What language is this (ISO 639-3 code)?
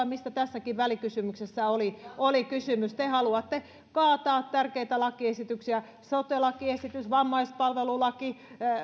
fin